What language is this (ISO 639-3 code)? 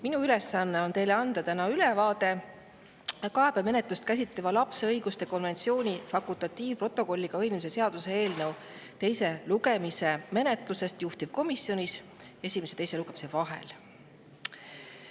est